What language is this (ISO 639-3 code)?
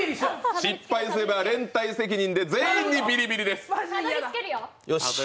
jpn